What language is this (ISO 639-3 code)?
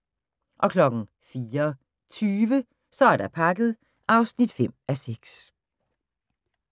dan